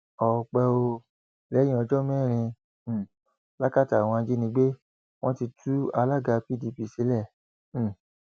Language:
Yoruba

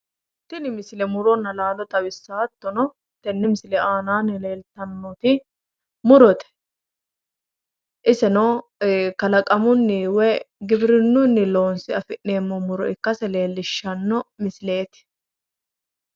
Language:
Sidamo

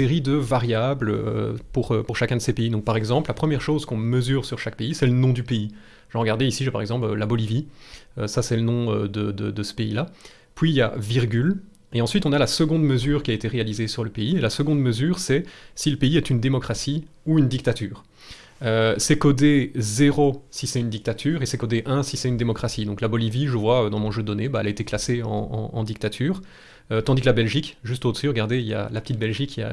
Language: French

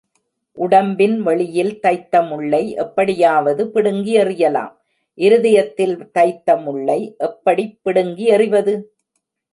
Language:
Tamil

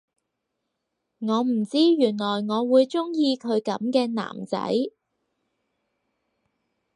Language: Cantonese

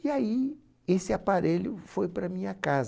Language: Portuguese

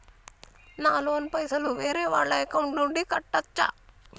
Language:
Telugu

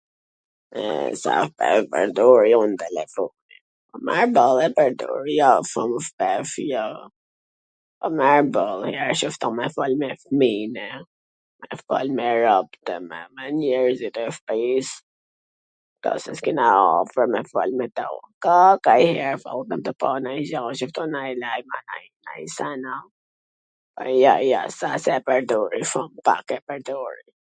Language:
Gheg Albanian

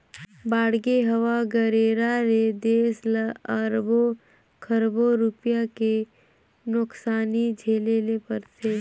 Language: Chhattisgarhi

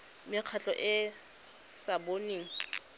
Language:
Tswana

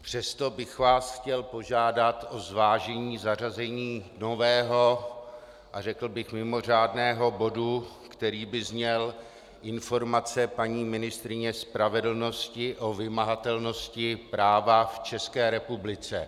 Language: Czech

